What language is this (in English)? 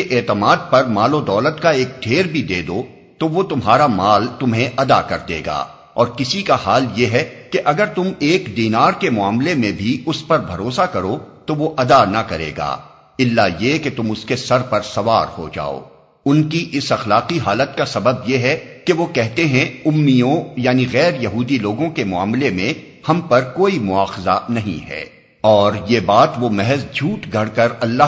Urdu